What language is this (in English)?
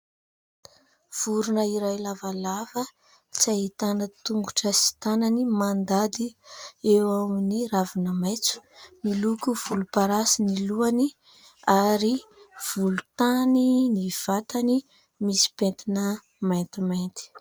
Malagasy